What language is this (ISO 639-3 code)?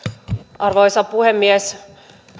fin